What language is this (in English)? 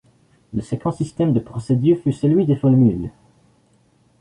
French